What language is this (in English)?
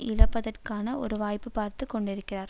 Tamil